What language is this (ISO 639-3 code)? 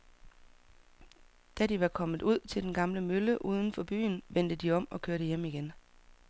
dan